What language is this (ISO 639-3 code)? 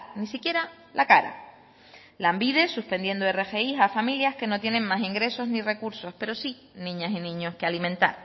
spa